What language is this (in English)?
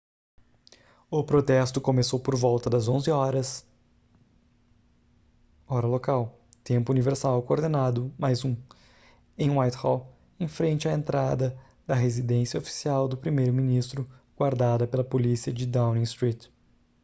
Portuguese